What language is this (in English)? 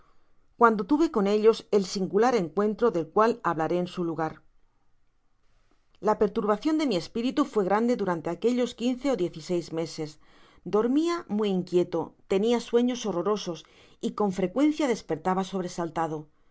Spanish